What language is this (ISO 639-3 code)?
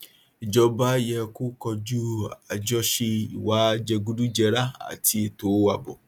yor